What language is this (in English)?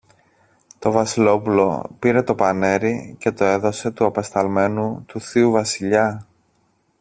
Greek